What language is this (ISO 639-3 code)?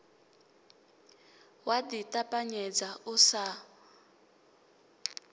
ven